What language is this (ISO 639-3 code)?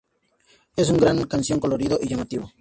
spa